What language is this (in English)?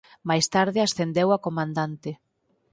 Galician